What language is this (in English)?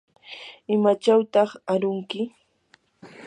Yanahuanca Pasco Quechua